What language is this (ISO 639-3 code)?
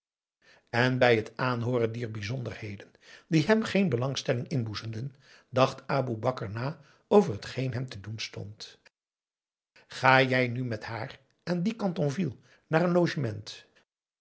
nld